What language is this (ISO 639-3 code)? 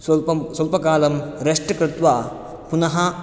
san